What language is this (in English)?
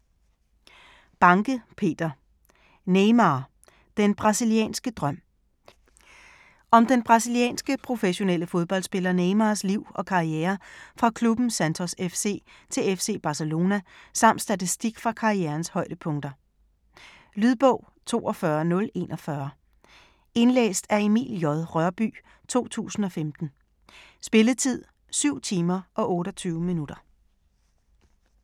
Danish